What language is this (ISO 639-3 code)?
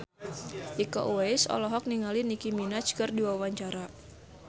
sun